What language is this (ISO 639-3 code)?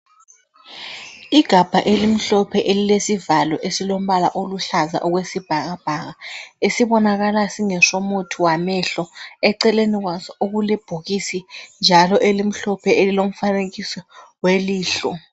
nde